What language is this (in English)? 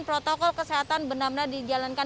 Indonesian